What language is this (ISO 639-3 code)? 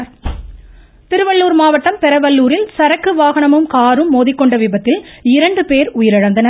tam